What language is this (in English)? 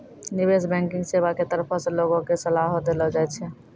Maithili